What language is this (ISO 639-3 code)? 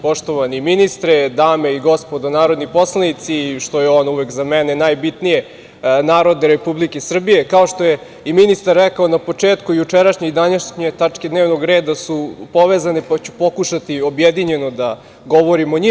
srp